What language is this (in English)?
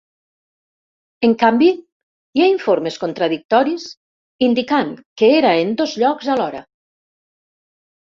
Catalan